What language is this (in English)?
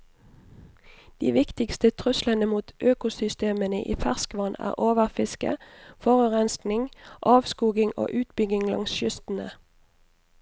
Norwegian